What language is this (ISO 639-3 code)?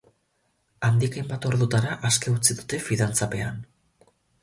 eus